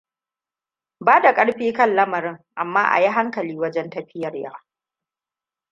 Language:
Hausa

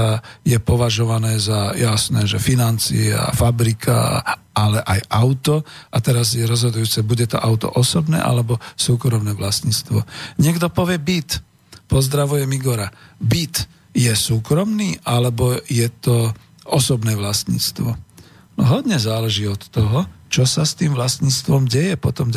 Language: Slovak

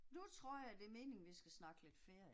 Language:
Danish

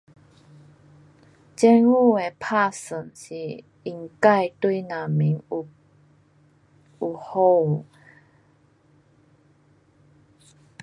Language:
Pu-Xian Chinese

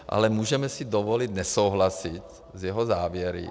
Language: Czech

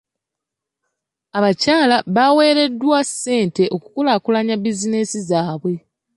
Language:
Ganda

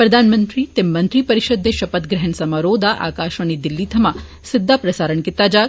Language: Dogri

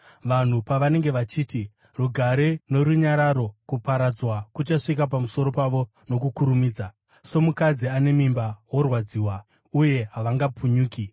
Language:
Shona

